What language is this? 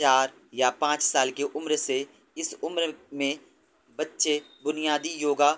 Urdu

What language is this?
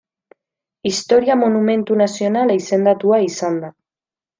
Basque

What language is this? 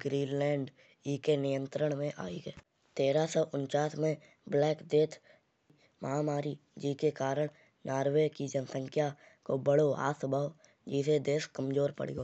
Kanauji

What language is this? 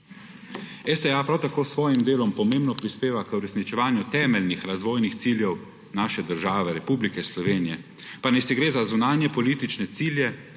Slovenian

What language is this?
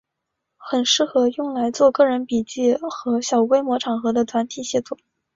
Chinese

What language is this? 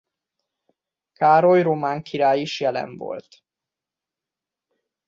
Hungarian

